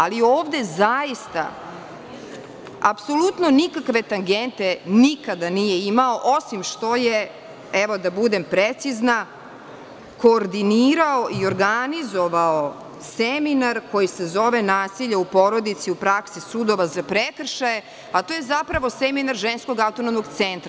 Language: Serbian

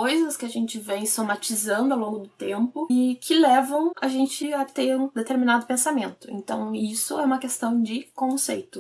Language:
Portuguese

